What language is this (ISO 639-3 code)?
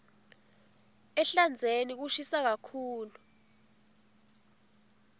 ssw